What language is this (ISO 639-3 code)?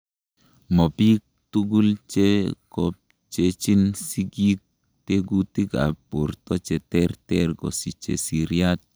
kln